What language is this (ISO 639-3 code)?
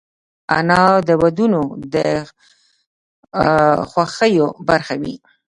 pus